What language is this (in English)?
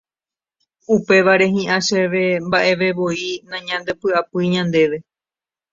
Guarani